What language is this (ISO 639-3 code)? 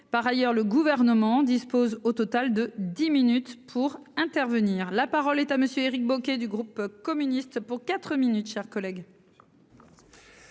fra